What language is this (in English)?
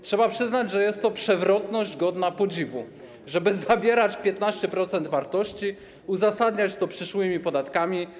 Polish